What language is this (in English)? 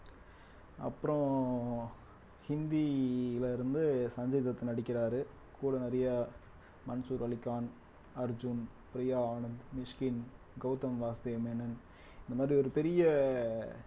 Tamil